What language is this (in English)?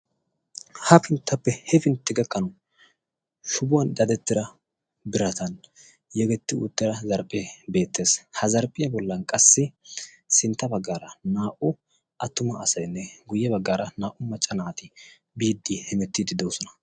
Wolaytta